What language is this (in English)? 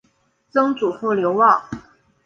Chinese